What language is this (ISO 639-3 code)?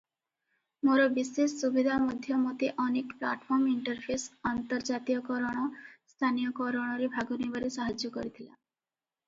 ori